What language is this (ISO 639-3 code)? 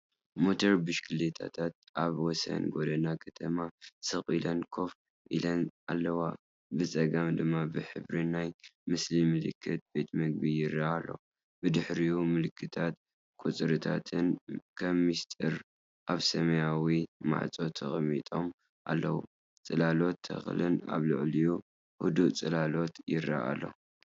tir